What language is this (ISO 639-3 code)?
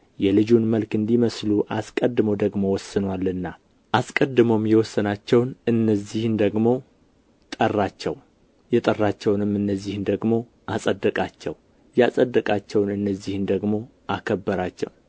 amh